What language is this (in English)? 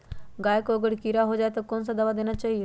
Magahi